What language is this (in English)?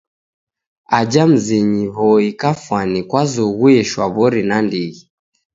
Taita